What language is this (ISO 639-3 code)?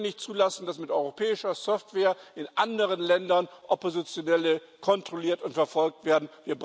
deu